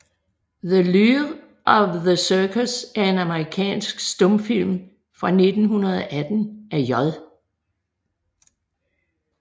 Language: Danish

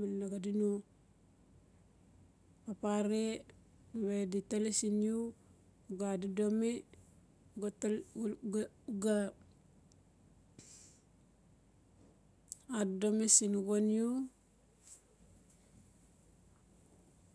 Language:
Notsi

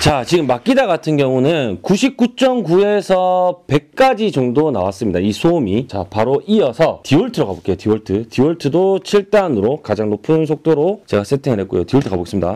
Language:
Korean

